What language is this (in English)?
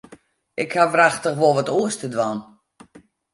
Western Frisian